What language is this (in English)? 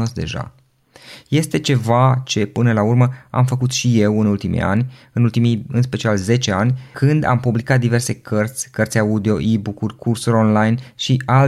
Romanian